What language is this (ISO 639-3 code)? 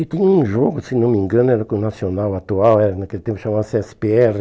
por